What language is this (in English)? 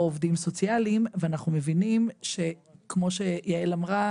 Hebrew